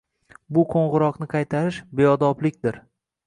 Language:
Uzbek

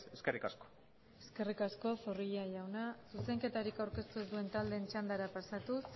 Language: Basque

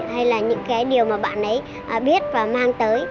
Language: Vietnamese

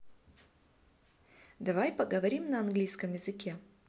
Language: Russian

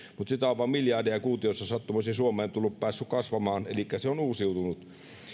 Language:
Finnish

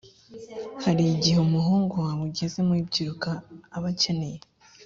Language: Kinyarwanda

